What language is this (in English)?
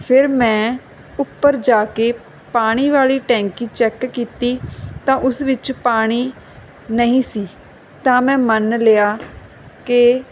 Punjabi